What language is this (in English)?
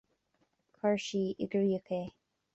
Irish